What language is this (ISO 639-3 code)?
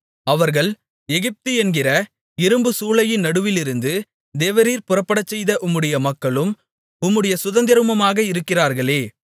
tam